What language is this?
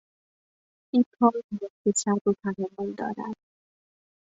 Persian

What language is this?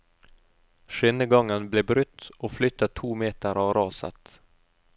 Norwegian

